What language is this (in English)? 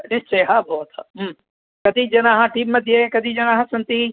Sanskrit